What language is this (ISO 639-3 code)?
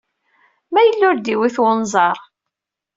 kab